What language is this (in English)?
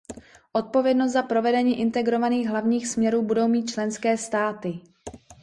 Czech